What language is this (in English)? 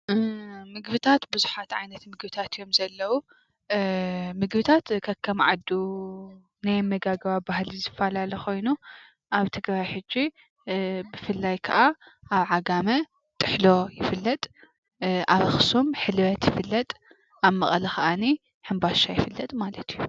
Tigrinya